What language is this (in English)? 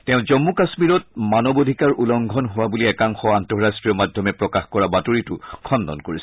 Assamese